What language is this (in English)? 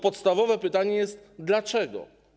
Polish